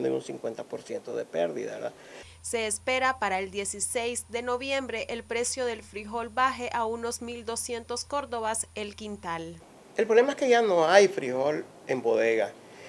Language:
Spanish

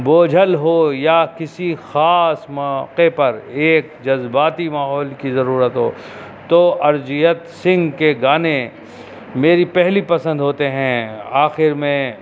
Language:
Urdu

